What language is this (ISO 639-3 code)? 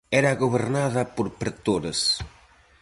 glg